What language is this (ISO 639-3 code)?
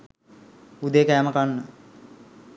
sin